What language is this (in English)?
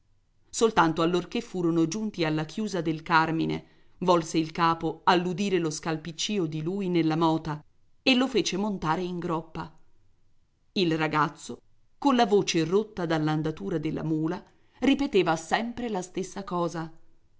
Italian